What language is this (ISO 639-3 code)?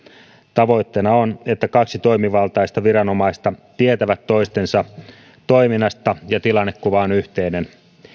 fin